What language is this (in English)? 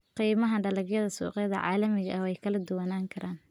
Somali